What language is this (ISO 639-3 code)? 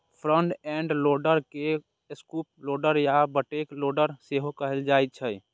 mai